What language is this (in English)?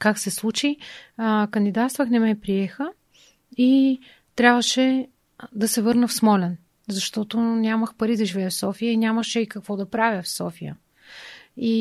Bulgarian